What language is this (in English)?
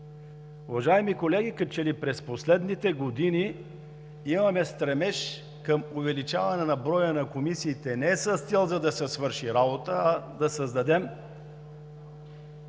Bulgarian